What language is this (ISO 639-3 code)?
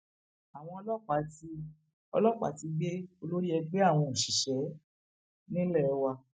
yor